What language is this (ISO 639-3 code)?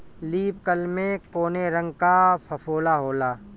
bho